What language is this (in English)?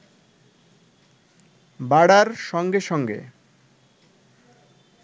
Bangla